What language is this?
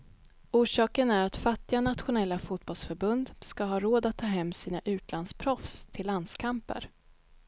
Swedish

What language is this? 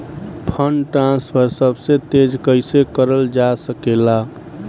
Bhojpuri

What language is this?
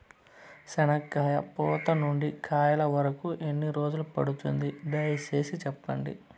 Telugu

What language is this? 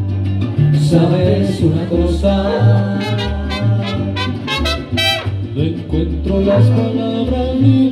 Spanish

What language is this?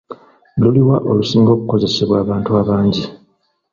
Ganda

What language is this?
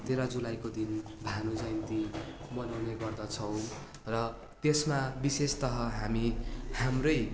Nepali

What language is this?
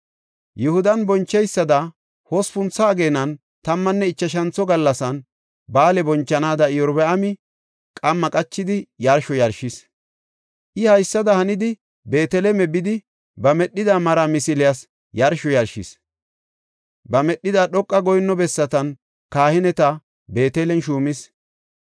Gofa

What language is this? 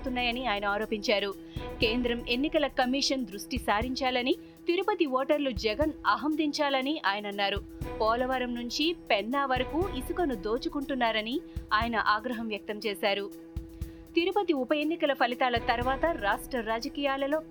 Telugu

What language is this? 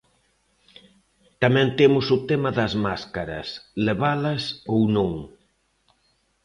Galician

